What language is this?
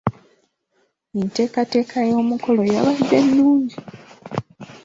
Ganda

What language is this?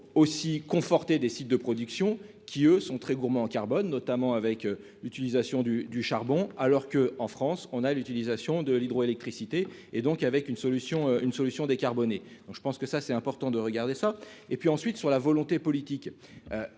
French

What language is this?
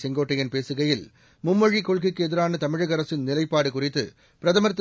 Tamil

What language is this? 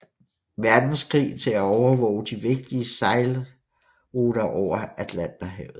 Danish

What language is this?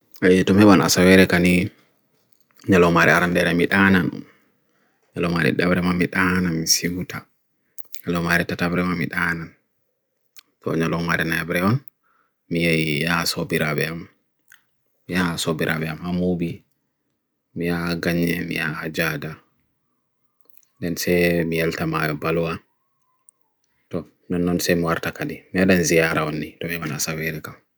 Bagirmi Fulfulde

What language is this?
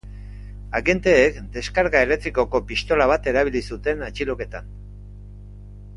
Basque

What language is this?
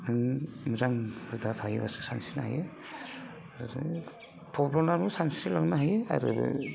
Bodo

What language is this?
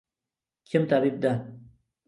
Uzbek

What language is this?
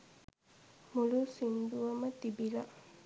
Sinhala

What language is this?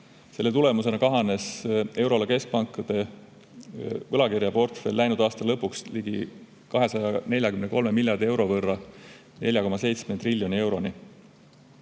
Estonian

